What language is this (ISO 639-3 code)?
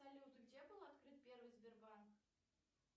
rus